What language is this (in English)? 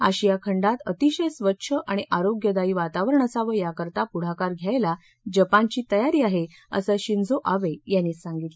Marathi